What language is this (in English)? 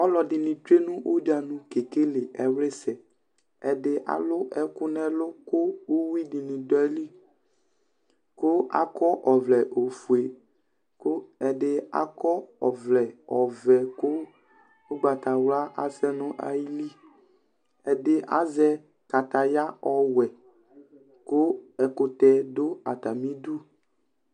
Ikposo